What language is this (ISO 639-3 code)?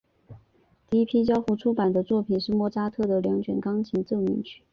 zho